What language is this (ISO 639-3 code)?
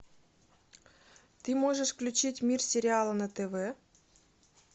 rus